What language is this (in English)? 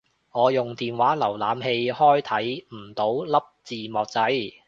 Cantonese